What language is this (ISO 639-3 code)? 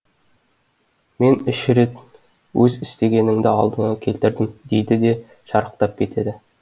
kaz